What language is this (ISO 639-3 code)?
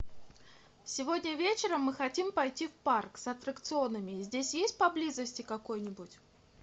rus